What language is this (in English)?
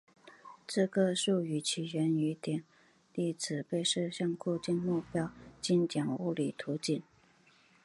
Chinese